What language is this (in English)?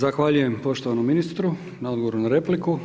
Croatian